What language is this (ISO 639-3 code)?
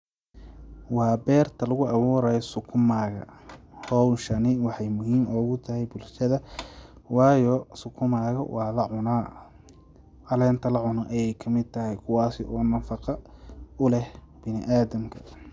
som